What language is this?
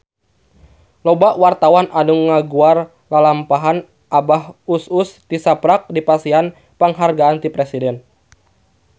Sundanese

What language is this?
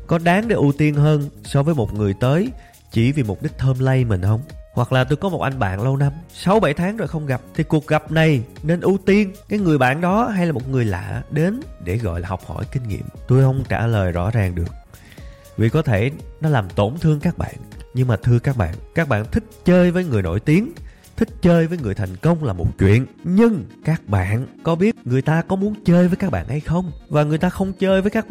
Vietnamese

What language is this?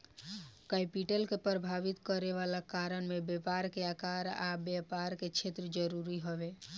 Bhojpuri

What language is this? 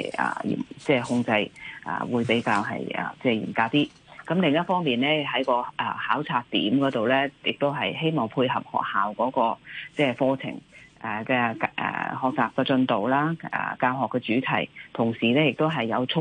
Chinese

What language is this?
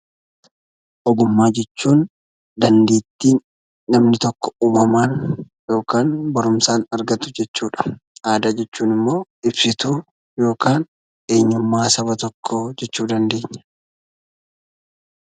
Oromo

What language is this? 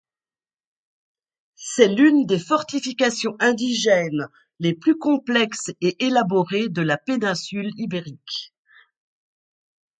French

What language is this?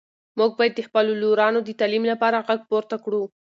Pashto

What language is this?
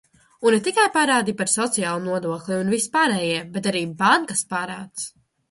Latvian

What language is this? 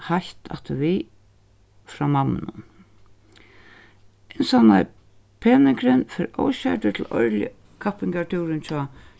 Faroese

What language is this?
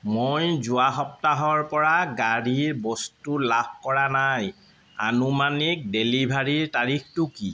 Assamese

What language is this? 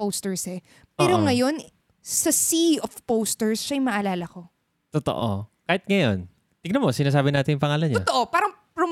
Filipino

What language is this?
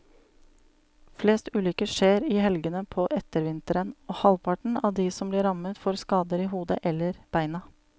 Norwegian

